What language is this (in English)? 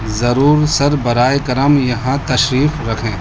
Urdu